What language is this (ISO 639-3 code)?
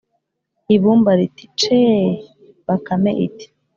kin